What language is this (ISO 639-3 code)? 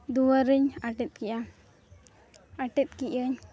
sat